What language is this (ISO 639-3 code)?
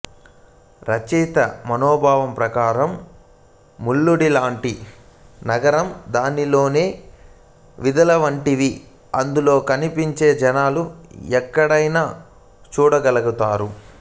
tel